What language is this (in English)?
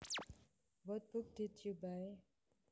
Javanese